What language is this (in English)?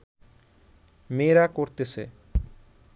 Bangla